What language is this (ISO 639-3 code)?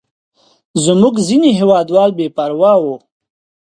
pus